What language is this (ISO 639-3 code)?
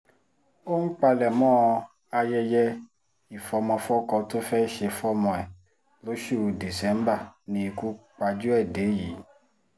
yor